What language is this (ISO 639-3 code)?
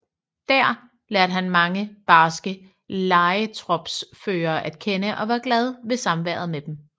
dan